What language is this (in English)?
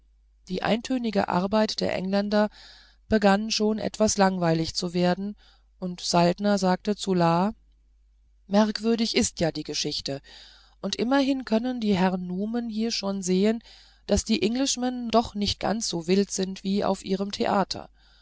German